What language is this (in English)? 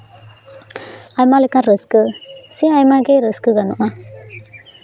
Santali